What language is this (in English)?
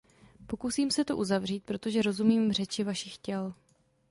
Czech